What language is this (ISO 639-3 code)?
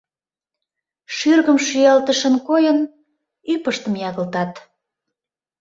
chm